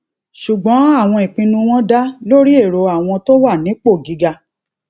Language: Yoruba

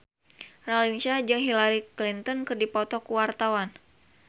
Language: Sundanese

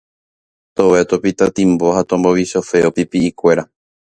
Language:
Guarani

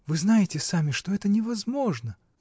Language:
Russian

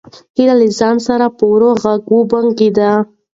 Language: Pashto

